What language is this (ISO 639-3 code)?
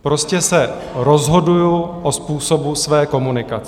ces